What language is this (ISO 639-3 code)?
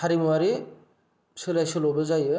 brx